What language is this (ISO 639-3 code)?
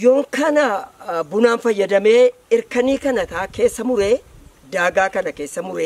ara